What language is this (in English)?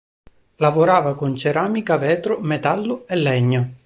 Italian